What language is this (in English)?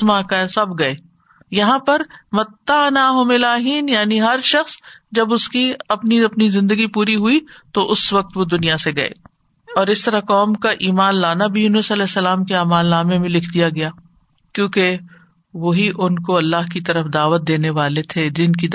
Urdu